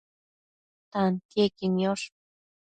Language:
Matsés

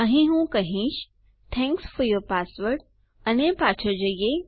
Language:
Gujarati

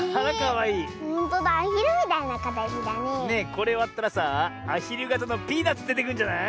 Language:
Japanese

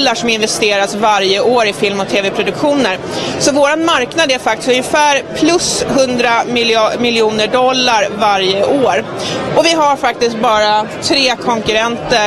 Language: Swedish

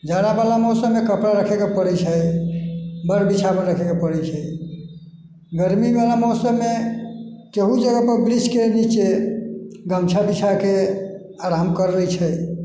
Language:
Maithili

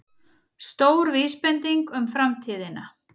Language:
Icelandic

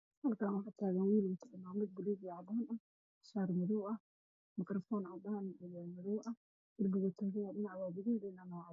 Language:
Somali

